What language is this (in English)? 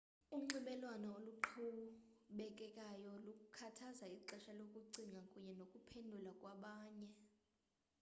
Xhosa